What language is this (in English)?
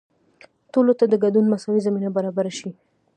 Pashto